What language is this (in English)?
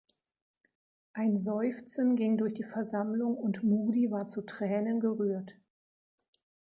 German